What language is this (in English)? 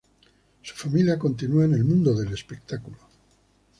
Spanish